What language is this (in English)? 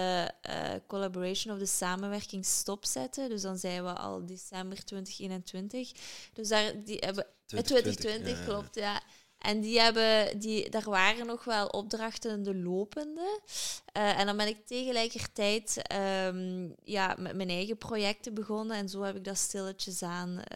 Dutch